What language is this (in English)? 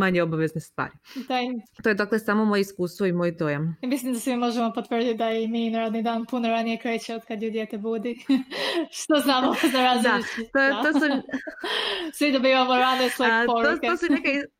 Croatian